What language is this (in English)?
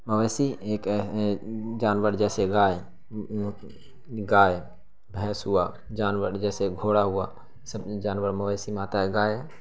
Urdu